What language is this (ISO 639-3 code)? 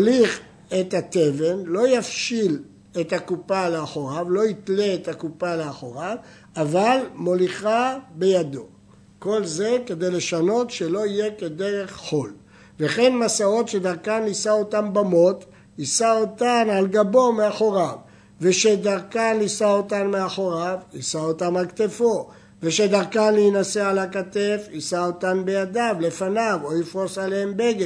heb